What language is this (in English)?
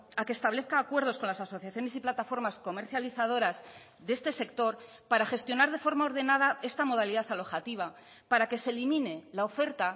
Spanish